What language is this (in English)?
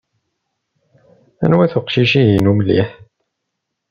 Kabyle